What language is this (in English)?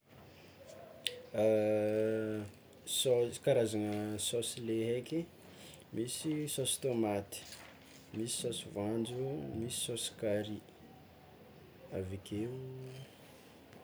Tsimihety Malagasy